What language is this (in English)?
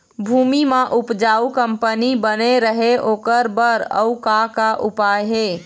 Chhattisgarhi